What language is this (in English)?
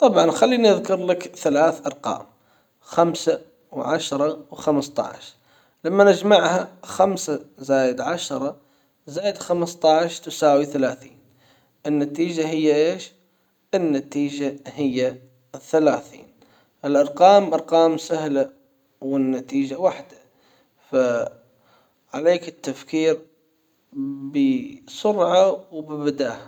Hijazi Arabic